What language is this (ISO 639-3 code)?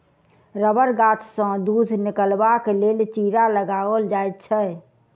mai